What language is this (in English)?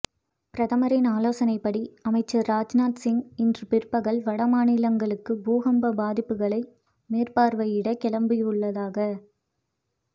Tamil